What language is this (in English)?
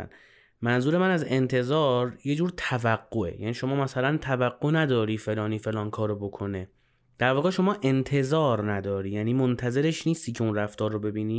Persian